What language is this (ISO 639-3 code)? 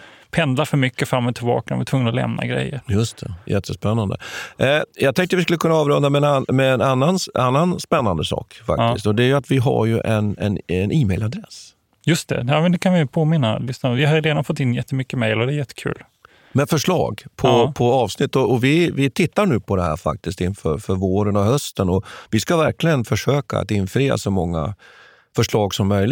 swe